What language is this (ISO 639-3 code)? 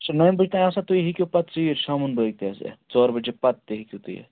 kas